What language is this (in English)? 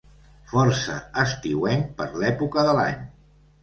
Catalan